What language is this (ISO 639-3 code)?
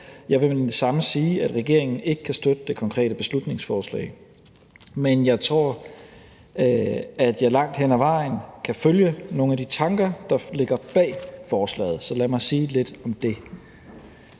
dan